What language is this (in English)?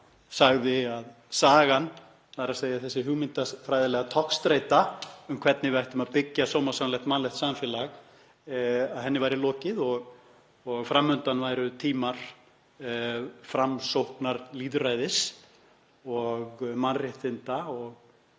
Icelandic